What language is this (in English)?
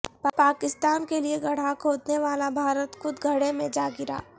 Urdu